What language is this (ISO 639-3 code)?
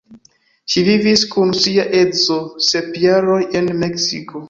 epo